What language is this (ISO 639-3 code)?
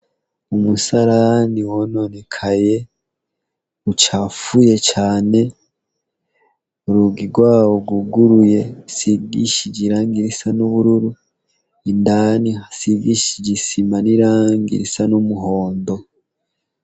run